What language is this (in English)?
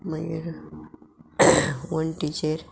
Konkani